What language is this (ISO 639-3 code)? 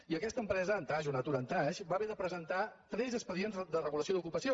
cat